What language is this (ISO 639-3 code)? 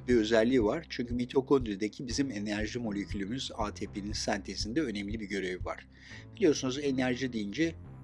tur